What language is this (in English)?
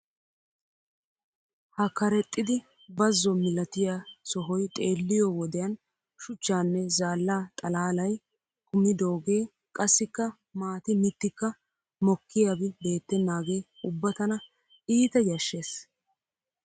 Wolaytta